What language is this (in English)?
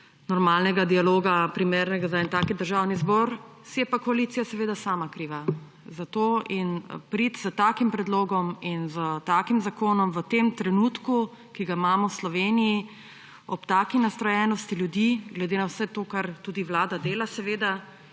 Slovenian